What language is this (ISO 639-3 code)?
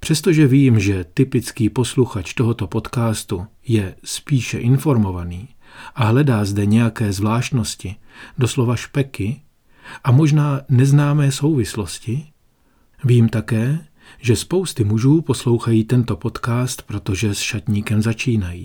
ces